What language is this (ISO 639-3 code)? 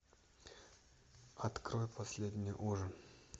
rus